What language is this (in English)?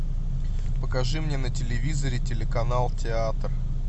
Russian